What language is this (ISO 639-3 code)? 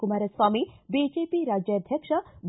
kan